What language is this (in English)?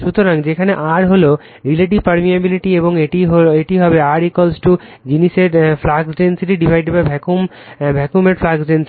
Bangla